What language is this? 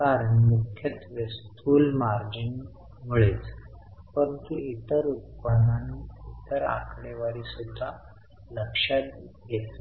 Marathi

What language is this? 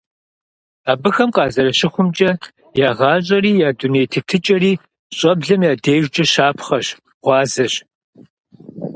Kabardian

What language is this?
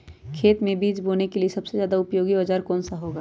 Magahi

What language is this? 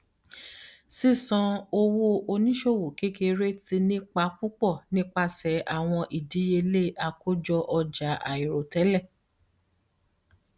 Yoruba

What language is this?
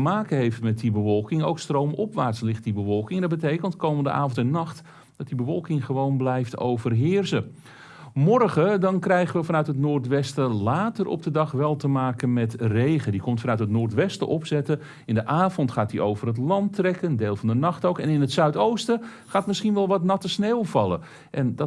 Dutch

